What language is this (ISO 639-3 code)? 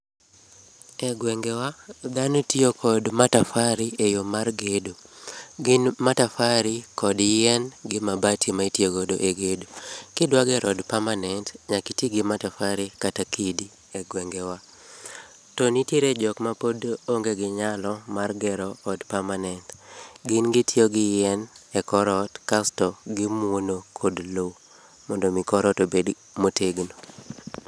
luo